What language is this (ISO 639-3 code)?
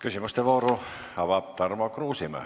est